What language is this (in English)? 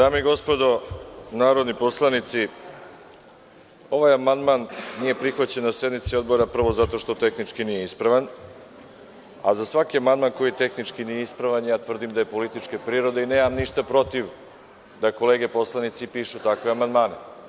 Serbian